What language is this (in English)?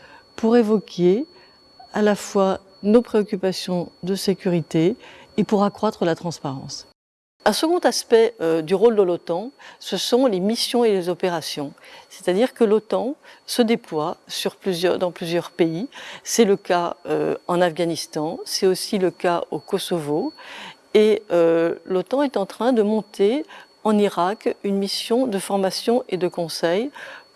French